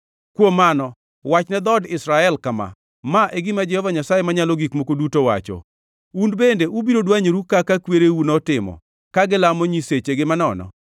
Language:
Luo (Kenya and Tanzania)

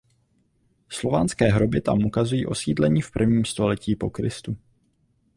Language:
Czech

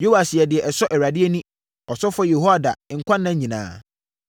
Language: Akan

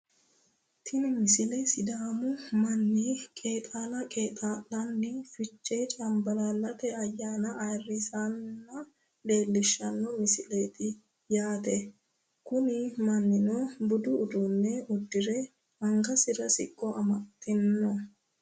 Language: Sidamo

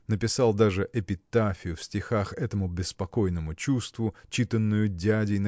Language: Russian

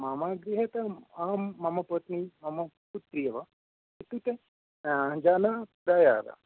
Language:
Sanskrit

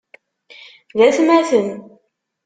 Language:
Kabyle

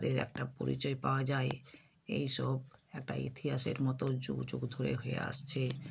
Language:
Bangla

